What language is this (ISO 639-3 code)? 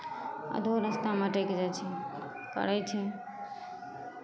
mai